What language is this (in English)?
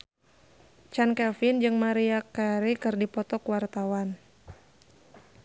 Sundanese